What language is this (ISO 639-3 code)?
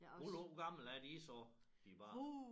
dan